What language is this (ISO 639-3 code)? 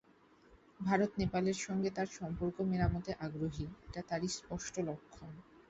ben